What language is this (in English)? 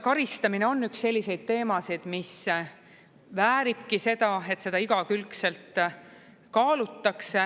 Estonian